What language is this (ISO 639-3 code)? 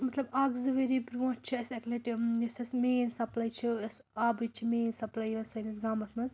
kas